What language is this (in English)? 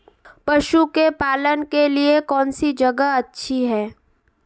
Hindi